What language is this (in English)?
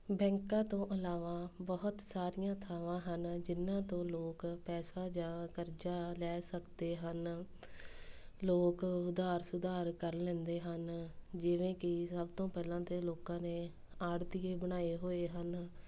Punjabi